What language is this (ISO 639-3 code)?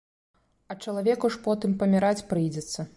bel